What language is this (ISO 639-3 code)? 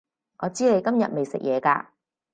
yue